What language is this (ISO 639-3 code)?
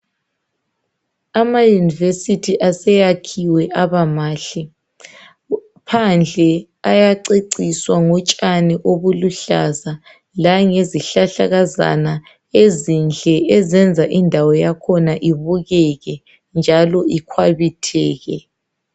nde